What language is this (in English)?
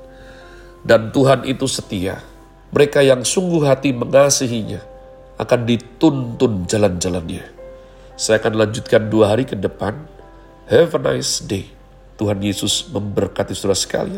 Indonesian